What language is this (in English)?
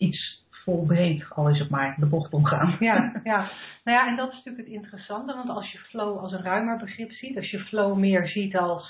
Dutch